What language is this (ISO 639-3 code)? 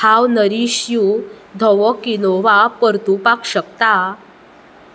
kok